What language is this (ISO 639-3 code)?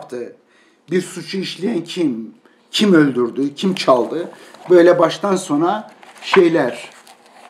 tur